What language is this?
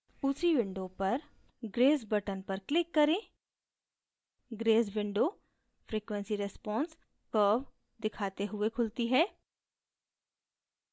Hindi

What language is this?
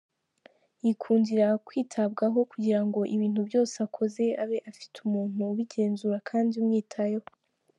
Kinyarwanda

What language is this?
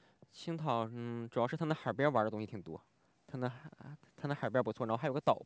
Chinese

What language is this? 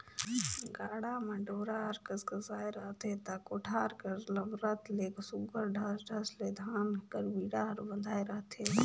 Chhattisgarhi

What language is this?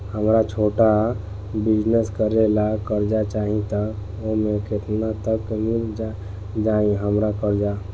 Bhojpuri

